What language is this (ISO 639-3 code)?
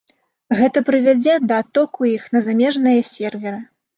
bel